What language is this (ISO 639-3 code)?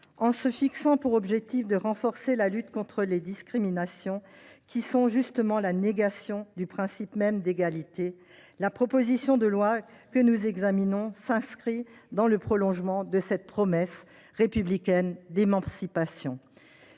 fra